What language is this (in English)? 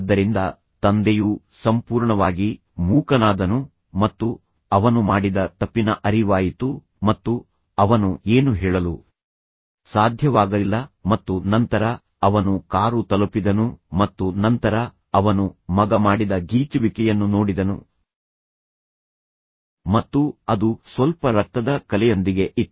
Kannada